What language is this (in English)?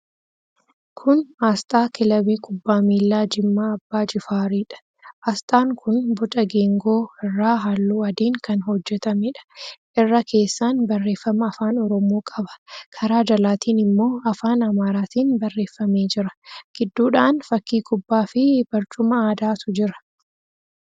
Oromo